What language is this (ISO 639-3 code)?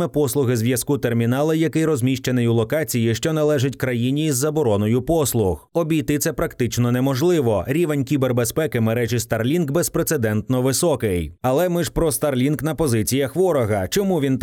ukr